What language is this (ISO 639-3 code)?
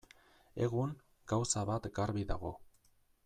eus